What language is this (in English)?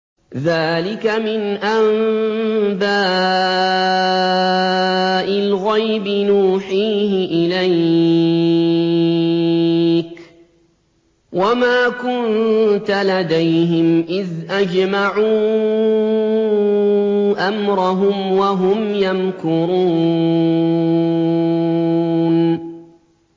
Arabic